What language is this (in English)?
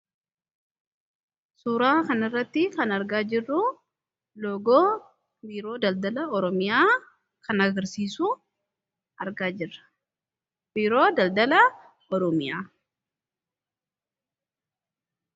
Oromo